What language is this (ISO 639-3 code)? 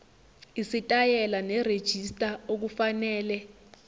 zul